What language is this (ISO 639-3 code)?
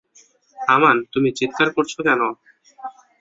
ben